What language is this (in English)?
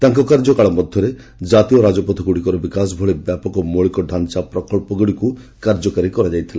Odia